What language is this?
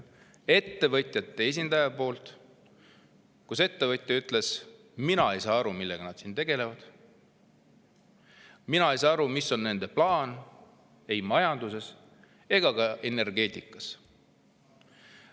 Estonian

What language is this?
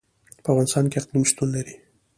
Pashto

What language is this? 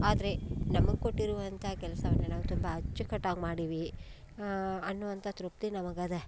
Kannada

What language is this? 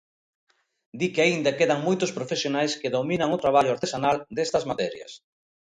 Galician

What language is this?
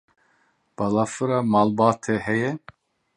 Kurdish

